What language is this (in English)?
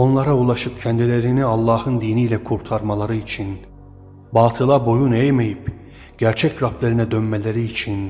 Turkish